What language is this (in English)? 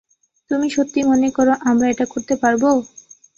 Bangla